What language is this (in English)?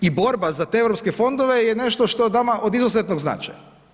Croatian